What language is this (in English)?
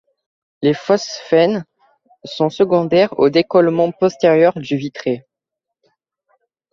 French